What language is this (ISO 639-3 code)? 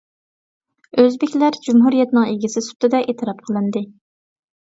uig